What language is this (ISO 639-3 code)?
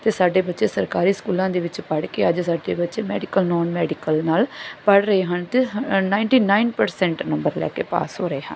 pan